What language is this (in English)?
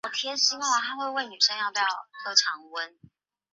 Chinese